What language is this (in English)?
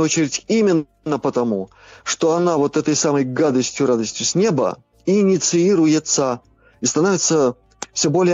Russian